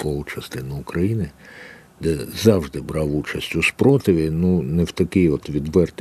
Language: Ukrainian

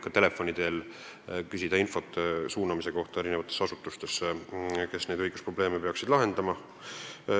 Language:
Estonian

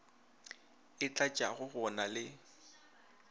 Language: Northern Sotho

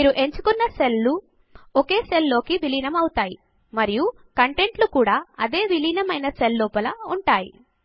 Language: Telugu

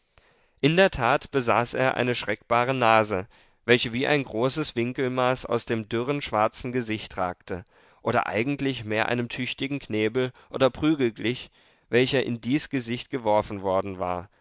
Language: German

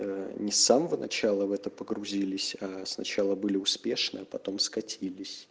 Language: Russian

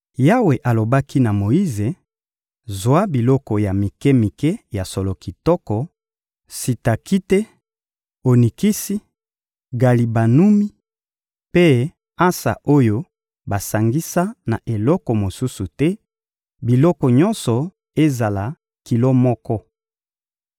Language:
Lingala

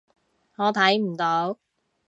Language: Cantonese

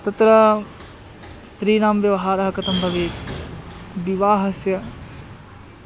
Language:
Sanskrit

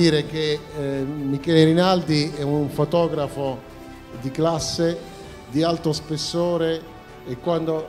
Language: Italian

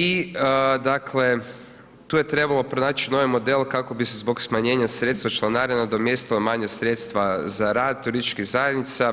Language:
Croatian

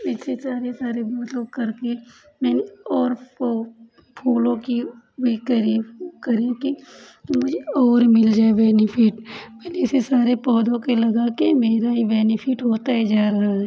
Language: Hindi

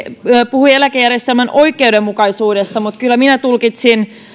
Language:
Finnish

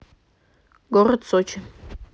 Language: Russian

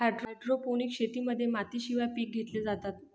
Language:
Marathi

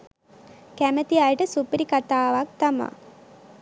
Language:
Sinhala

